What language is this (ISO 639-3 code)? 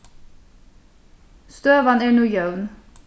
fao